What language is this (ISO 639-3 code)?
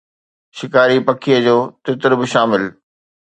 snd